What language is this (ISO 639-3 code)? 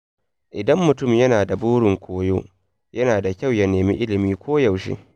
hau